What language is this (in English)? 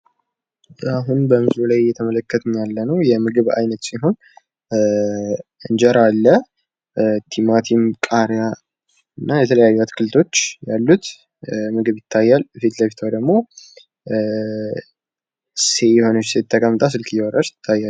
Amharic